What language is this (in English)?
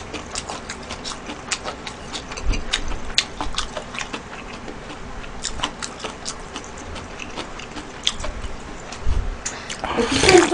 Korean